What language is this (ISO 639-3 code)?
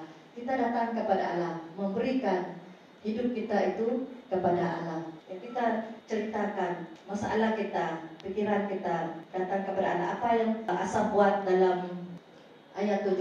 msa